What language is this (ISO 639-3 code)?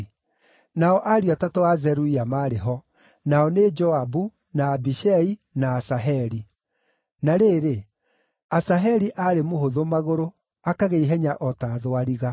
kik